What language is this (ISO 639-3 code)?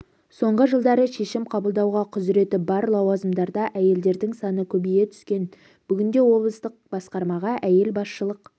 kaz